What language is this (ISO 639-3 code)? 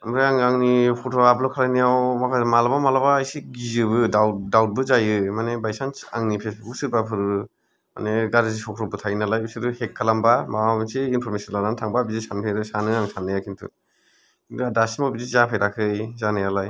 brx